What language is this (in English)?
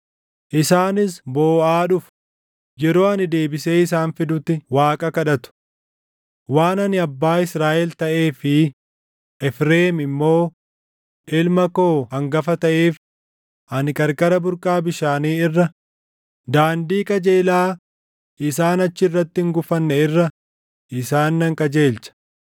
Oromo